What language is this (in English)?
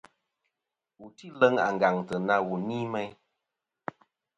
Kom